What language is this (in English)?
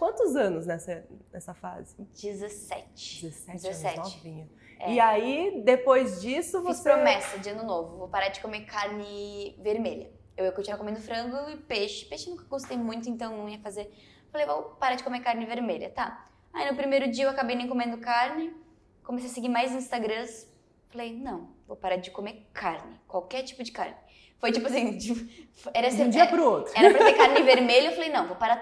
Portuguese